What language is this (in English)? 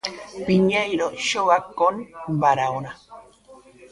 Galician